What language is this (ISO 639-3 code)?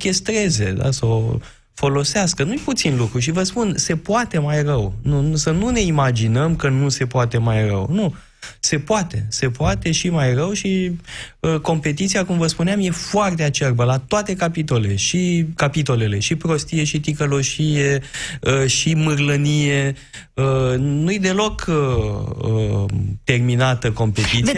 ron